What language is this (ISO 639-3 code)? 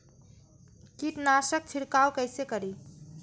mai